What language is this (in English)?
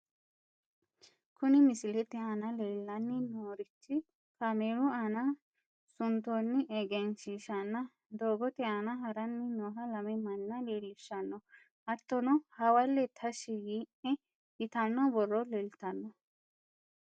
Sidamo